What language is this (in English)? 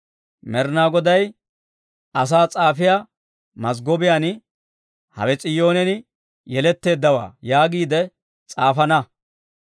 Dawro